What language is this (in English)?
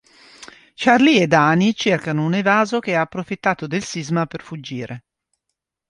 Italian